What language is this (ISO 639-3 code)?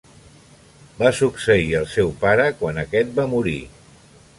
cat